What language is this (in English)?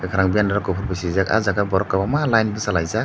Kok Borok